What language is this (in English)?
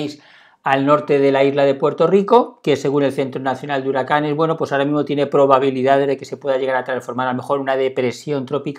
Spanish